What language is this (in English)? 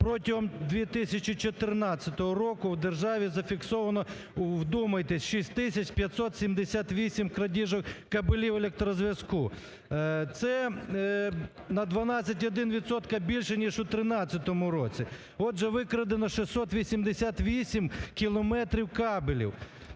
Ukrainian